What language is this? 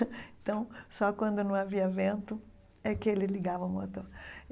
Portuguese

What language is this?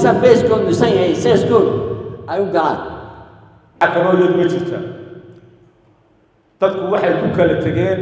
Arabic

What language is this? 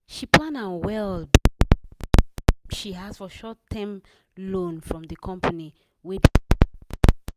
Nigerian Pidgin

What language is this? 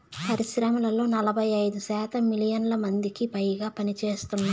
Telugu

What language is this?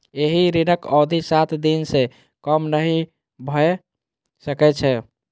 Maithili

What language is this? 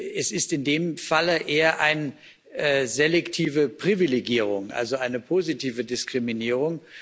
German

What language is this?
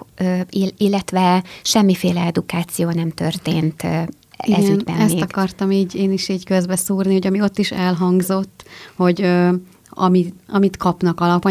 Hungarian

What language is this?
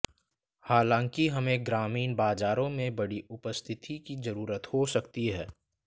Hindi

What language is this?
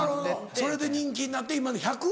Japanese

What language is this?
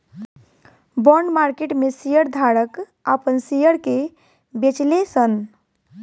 Bhojpuri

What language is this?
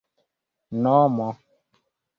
Esperanto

